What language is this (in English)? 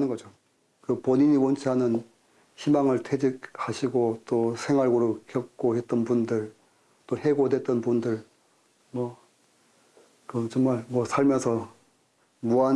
Korean